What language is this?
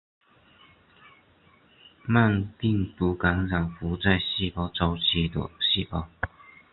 Chinese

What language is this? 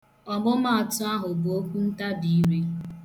Igbo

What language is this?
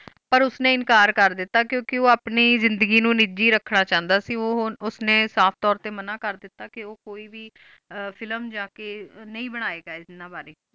Punjabi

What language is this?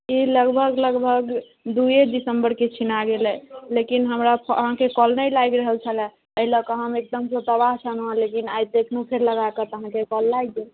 Maithili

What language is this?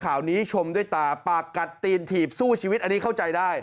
Thai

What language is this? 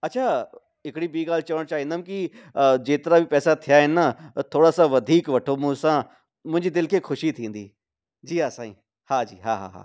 Sindhi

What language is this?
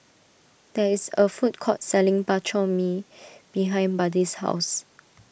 English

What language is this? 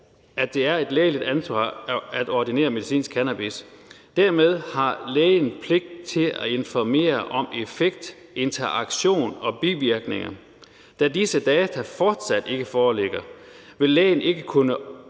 Danish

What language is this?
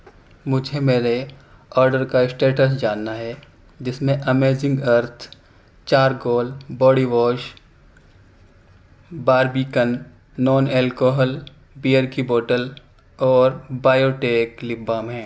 Urdu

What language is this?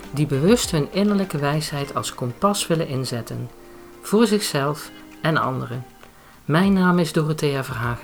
Dutch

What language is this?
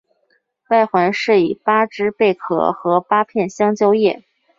Chinese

